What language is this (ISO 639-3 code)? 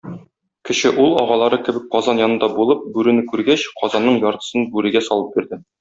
tat